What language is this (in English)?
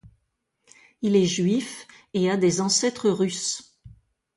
French